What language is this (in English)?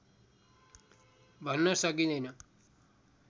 Nepali